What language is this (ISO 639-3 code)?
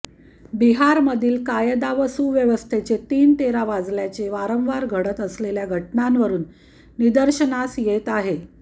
mar